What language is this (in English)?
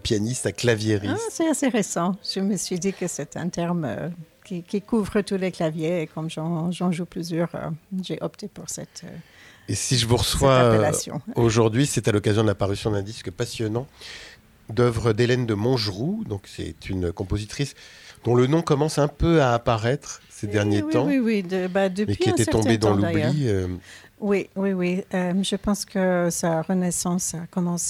French